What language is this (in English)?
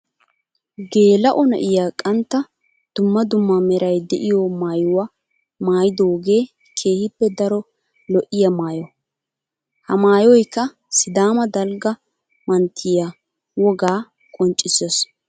Wolaytta